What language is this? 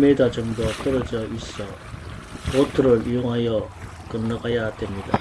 Korean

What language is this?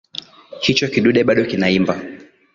Swahili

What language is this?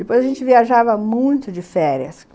Portuguese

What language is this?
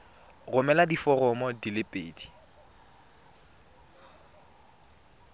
Tswana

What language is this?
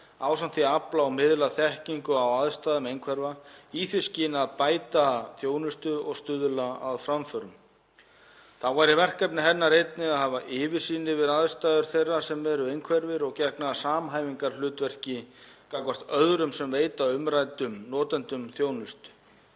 Icelandic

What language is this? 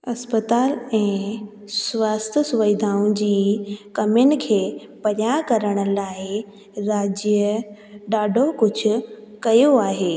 Sindhi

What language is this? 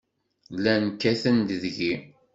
Kabyle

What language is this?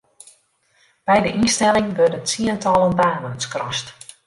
Western Frisian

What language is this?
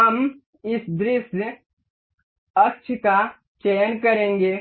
Hindi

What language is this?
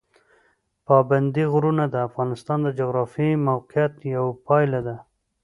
Pashto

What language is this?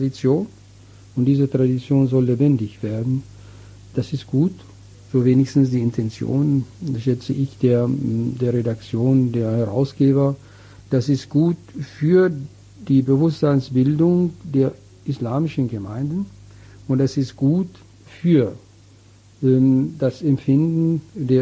German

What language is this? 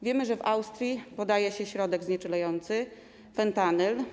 Polish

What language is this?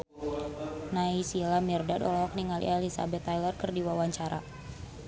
Sundanese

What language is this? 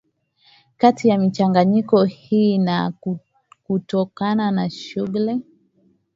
Swahili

